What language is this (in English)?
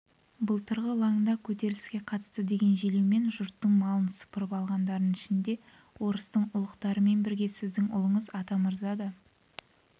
Kazakh